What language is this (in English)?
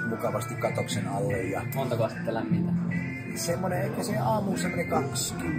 Finnish